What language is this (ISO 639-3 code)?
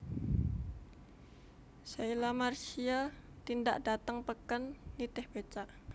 jav